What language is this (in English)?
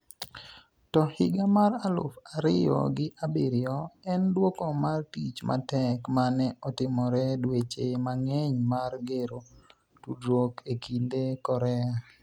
Luo (Kenya and Tanzania)